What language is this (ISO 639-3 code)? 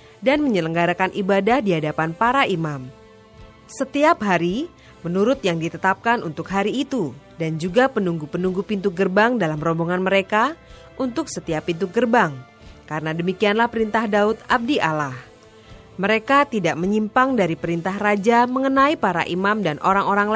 ind